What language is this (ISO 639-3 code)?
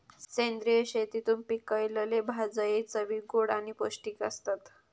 mar